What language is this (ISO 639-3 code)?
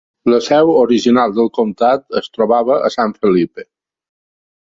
cat